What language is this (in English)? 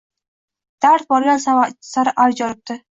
Uzbek